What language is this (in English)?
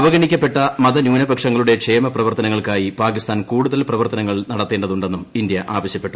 Malayalam